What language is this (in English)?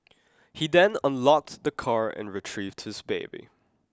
English